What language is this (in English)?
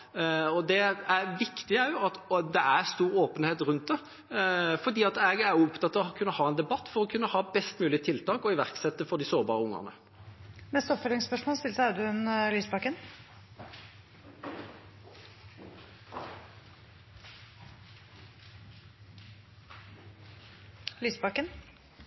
Norwegian